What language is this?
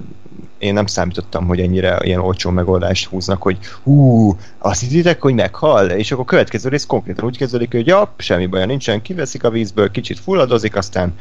Hungarian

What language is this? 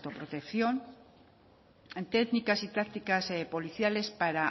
Spanish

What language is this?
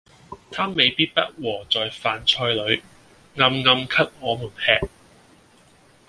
Cantonese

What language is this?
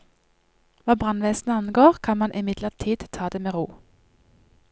Norwegian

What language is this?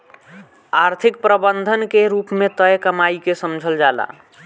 Bhojpuri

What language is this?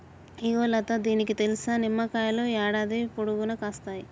Telugu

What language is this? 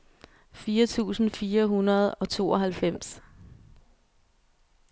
Danish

